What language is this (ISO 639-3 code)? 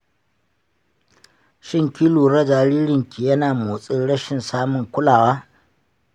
hau